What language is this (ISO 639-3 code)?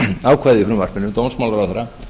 isl